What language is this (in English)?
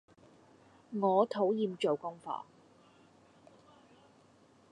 Cantonese